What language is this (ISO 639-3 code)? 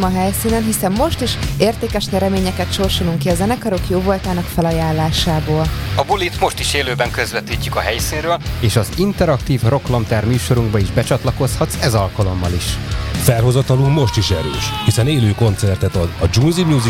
hun